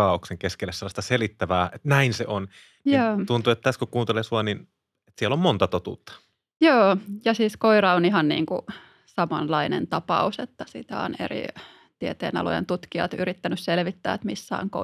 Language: Finnish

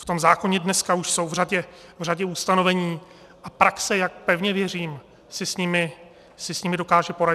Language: Czech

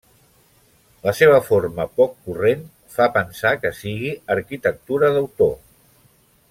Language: Catalan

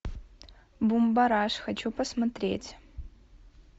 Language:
Russian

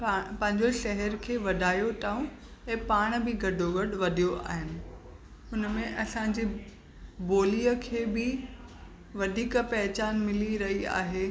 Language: Sindhi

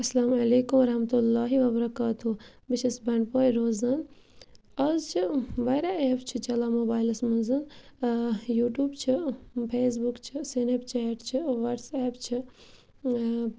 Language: Kashmiri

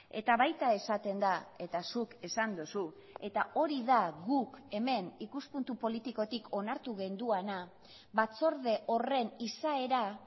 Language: Basque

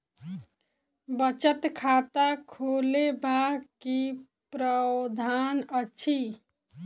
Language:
Maithili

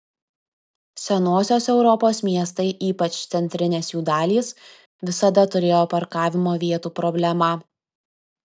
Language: Lithuanian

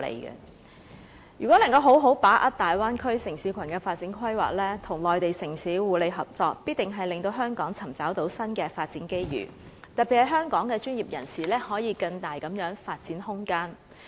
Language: Cantonese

